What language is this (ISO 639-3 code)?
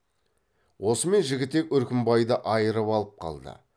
kaz